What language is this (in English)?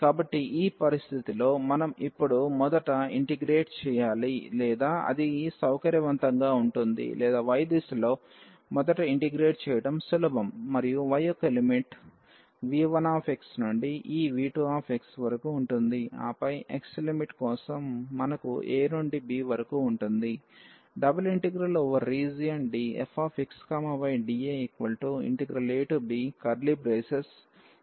Telugu